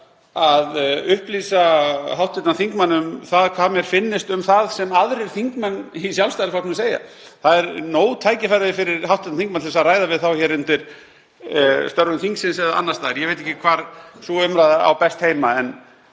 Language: Icelandic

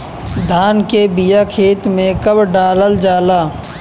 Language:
Bhojpuri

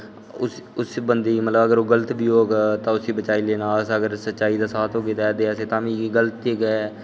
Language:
Dogri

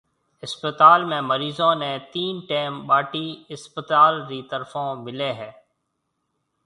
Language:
Marwari (Pakistan)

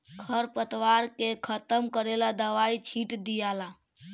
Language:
Bhojpuri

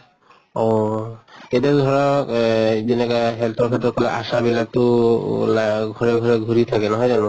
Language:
Assamese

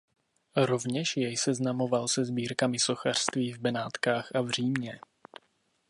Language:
Czech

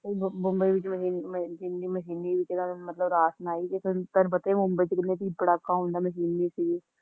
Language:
Punjabi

